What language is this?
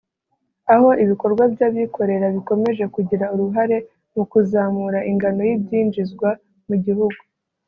Kinyarwanda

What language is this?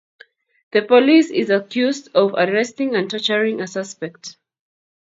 Kalenjin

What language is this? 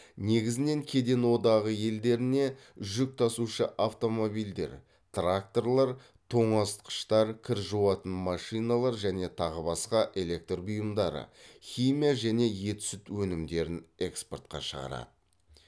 Kazakh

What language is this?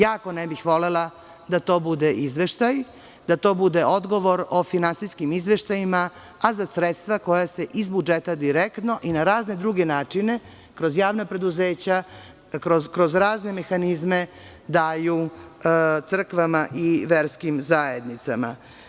Serbian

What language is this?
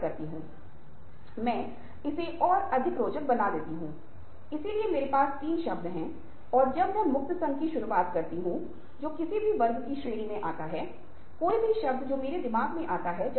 Hindi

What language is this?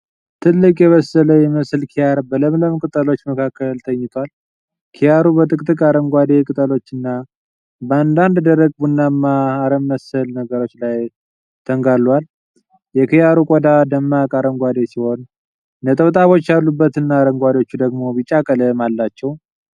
Amharic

